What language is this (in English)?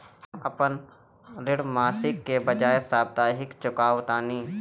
Bhojpuri